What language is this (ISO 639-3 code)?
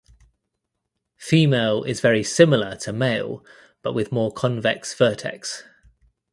eng